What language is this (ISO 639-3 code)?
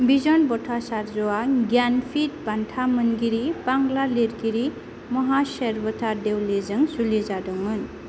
brx